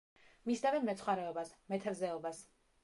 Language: Georgian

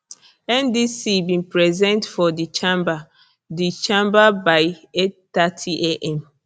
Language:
Nigerian Pidgin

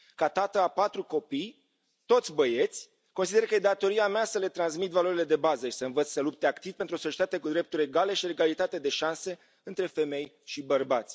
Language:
Romanian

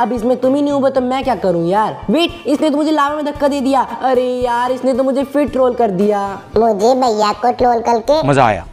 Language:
Hindi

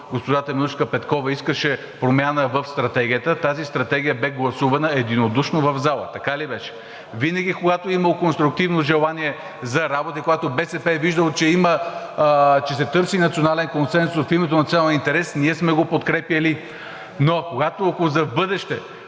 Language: Bulgarian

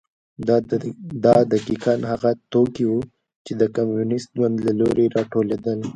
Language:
Pashto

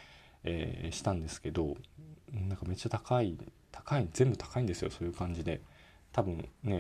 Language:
Japanese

